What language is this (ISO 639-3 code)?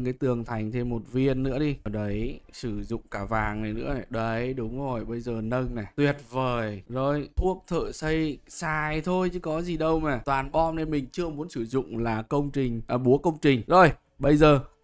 vie